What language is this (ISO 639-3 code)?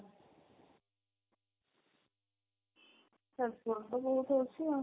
ori